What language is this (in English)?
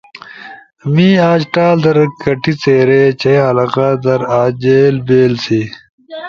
Ushojo